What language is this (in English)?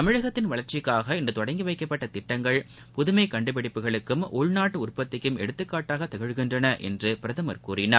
Tamil